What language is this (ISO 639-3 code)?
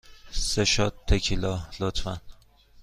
fas